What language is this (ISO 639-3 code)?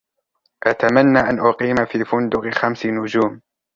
ara